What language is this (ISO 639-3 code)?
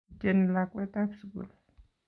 kln